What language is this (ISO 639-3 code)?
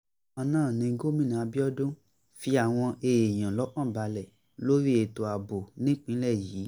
yor